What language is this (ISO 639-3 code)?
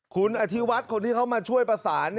tha